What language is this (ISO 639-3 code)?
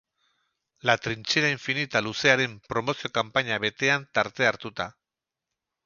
eus